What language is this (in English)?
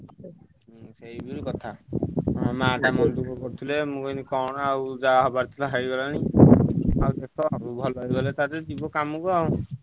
Odia